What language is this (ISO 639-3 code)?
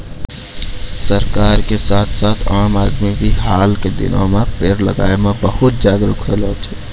mai